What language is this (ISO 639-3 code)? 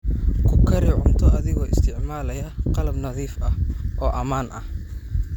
som